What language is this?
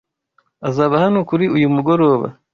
Kinyarwanda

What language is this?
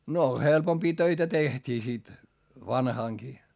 Finnish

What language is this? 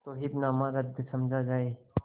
Hindi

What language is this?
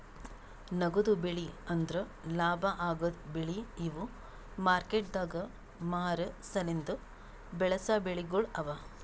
Kannada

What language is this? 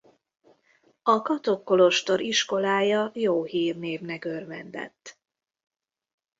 Hungarian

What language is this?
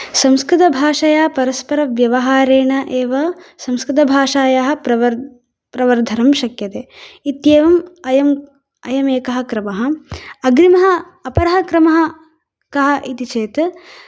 Sanskrit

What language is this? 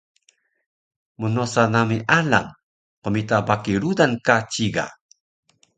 Taroko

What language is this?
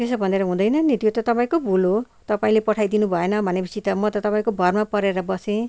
Nepali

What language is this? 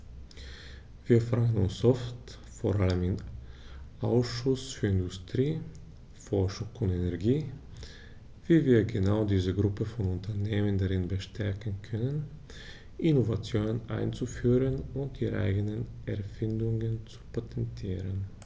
German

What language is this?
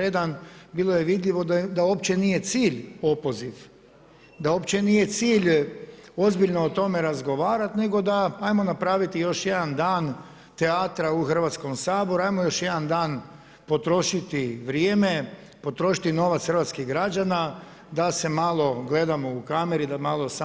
Croatian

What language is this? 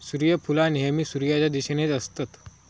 Marathi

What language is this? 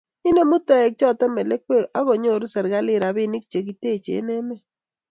Kalenjin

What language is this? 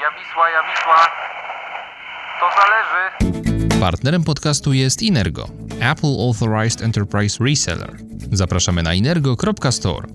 Polish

